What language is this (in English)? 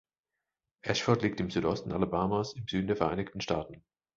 German